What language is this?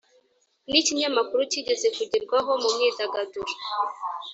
Kinyarwanda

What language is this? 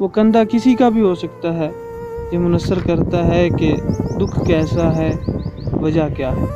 Urdu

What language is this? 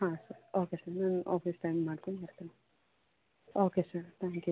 Kannada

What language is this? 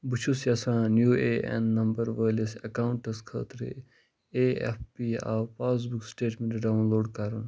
Kashmiri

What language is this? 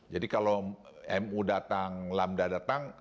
Indonesian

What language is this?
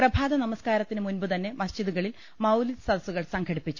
Malayalam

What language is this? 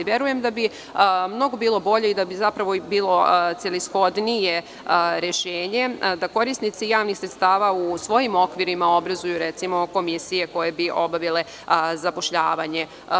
Serbian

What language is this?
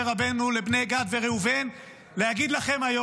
Hebrew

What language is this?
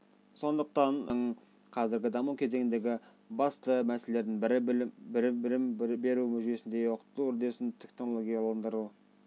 Kazakh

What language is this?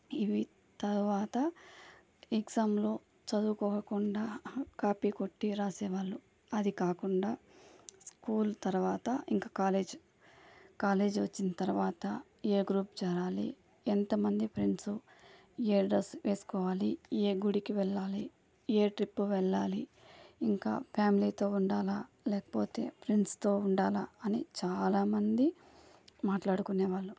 Telugu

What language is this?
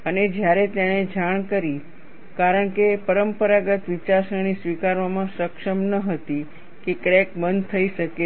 Gujarati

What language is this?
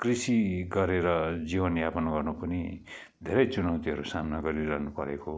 Nepali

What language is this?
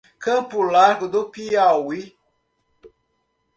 Portuguese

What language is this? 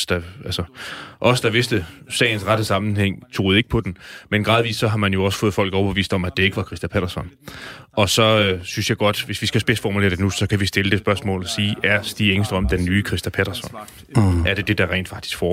Danish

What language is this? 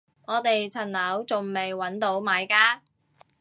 Cantonese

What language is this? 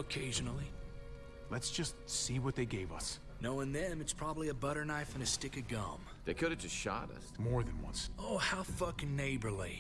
English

